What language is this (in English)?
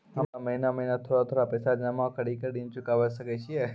Maithili